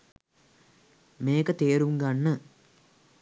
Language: Sinhala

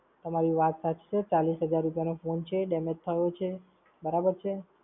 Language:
Gujarati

